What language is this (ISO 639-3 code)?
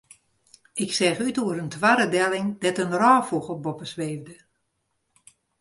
fry